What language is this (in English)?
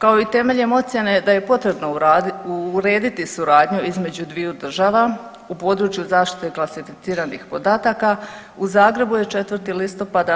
Croatian